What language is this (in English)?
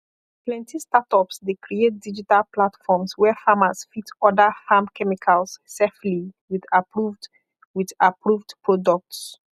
Nigerian Pidgin